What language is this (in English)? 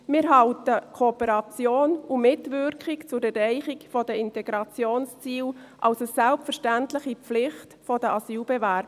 Swiss German